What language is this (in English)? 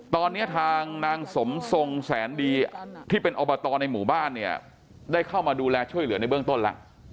Thai